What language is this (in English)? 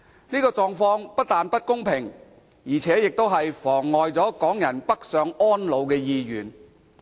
Cantonese